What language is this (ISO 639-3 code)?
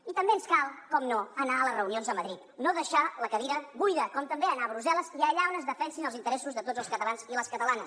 cat